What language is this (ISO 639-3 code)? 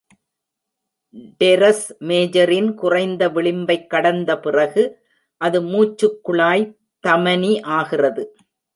tam